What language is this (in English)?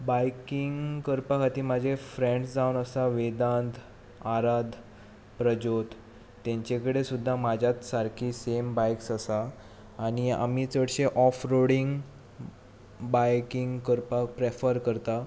Konkani